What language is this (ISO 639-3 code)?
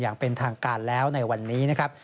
tha